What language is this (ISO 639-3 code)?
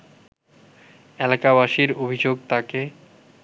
ben